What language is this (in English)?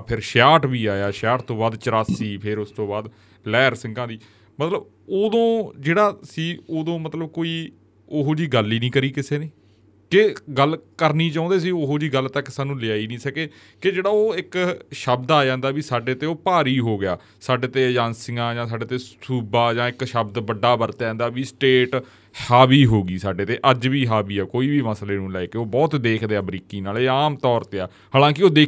Punjabi